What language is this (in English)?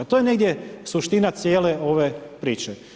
Croatian